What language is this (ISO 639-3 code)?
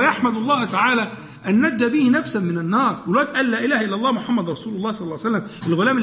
ara